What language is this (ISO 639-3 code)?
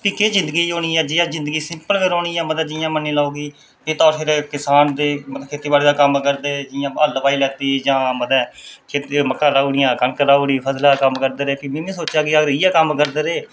doi